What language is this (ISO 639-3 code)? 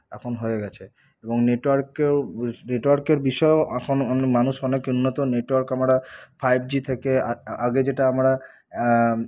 ben